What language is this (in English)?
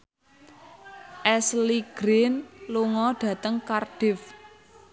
Javanese